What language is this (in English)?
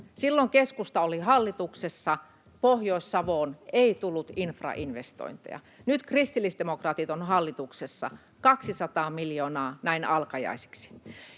Finnish